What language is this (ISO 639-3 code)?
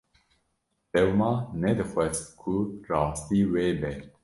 kur